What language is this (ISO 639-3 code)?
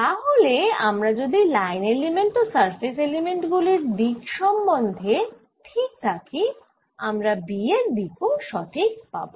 ben